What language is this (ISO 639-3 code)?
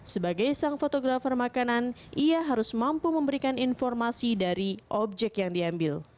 ind